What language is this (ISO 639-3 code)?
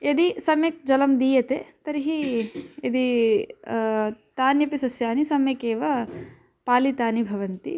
san